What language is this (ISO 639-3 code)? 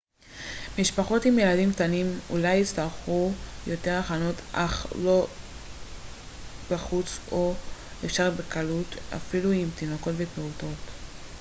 heb